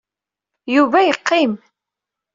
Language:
Kabyle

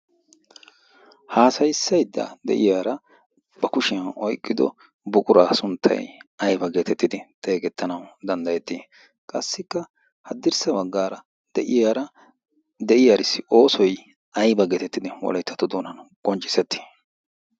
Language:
Wolaytta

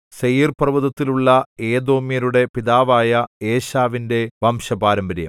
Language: Malayalam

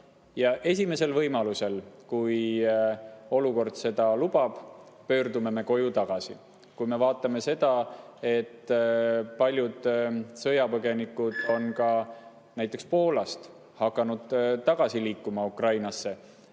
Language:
Estonian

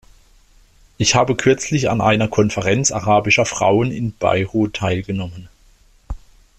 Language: German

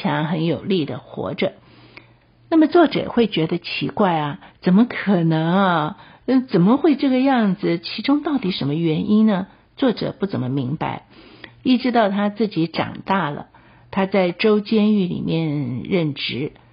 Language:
Chinese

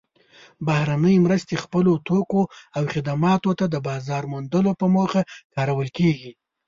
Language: Pashto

